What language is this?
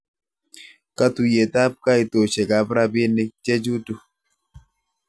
Kalenjin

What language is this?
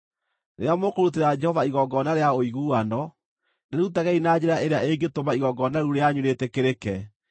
Kikuyu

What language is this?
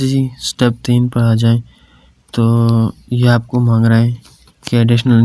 Urdu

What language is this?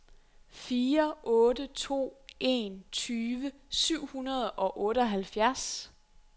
Danish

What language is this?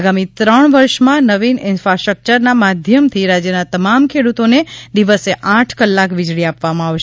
Gujarati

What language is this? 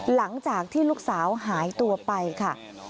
Thai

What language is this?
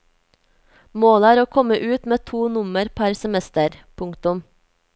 Norwegian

